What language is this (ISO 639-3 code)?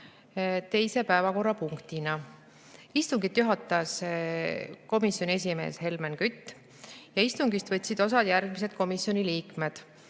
est